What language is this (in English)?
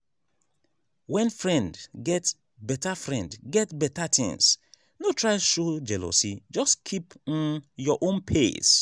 Nigerian Pidgin